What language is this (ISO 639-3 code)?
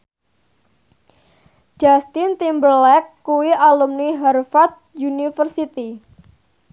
jav